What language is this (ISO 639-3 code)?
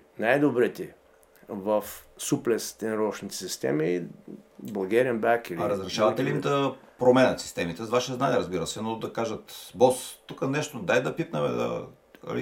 bul